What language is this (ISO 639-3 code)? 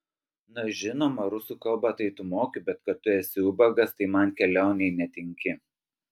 lit